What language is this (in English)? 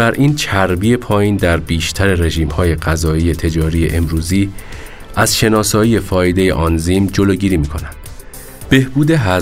Persian